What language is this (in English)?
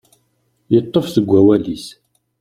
Kabyle